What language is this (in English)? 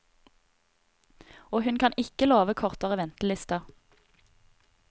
Norwegian